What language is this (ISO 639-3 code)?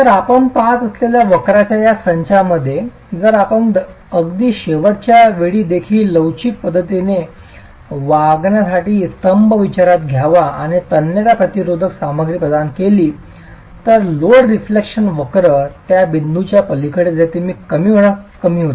mar